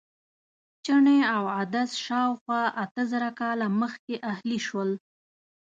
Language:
Pashto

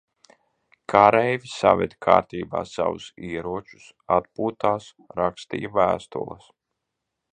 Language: Latvian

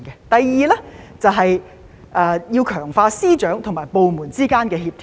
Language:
Cantonese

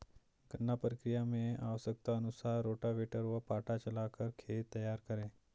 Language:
Hindi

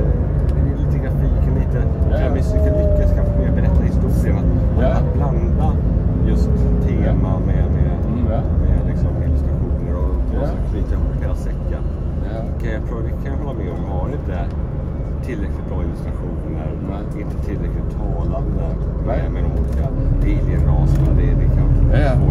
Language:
Swedish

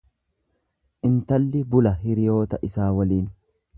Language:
Oromo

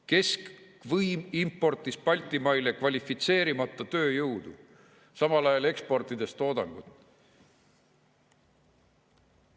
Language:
Estonian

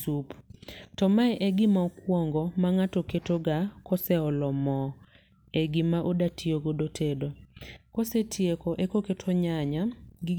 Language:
Luo (Kenya and Tanzania)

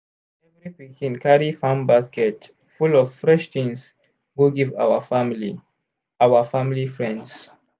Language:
Nigerian Pidgin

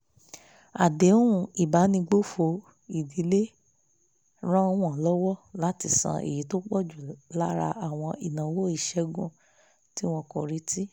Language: Yoruba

